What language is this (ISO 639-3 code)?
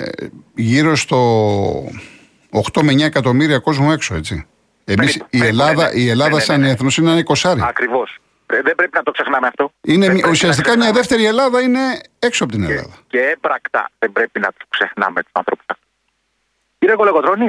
ell